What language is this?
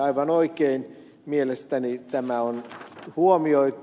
Finnish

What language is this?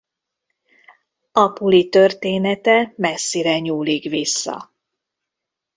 Hungarian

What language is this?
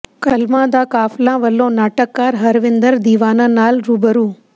Punjabi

